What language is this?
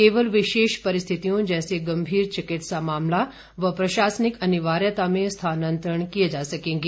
Hindi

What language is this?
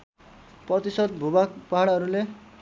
Nepali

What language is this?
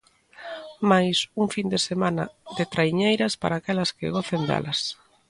Galician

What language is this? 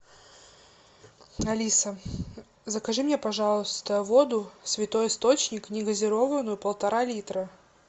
Russian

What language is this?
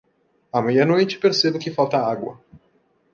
Portuguese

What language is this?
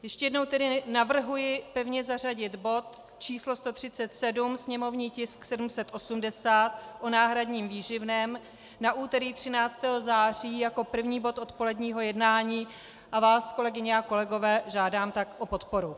Czech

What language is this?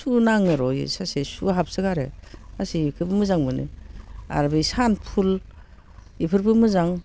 Bodo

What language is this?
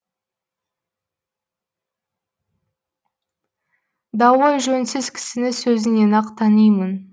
Kazakh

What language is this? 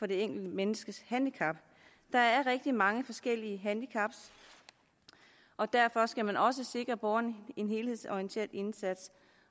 Danish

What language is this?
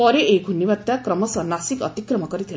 Odia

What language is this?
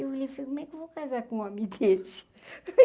Portuguese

